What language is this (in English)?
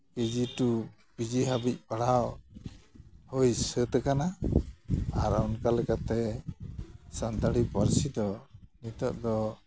Santali